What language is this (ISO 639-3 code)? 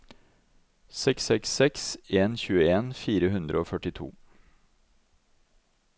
nor